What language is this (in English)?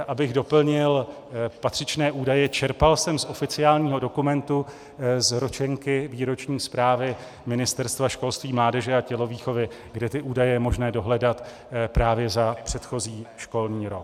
Czech